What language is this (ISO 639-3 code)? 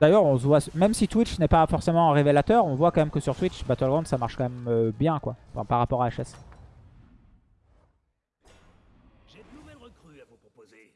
fra